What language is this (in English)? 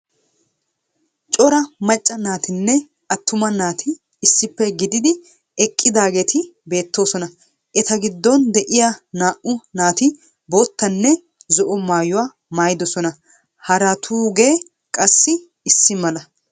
Wolaytta